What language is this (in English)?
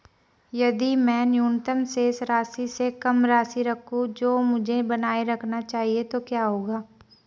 Hindi